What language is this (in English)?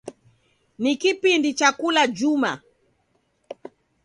Taita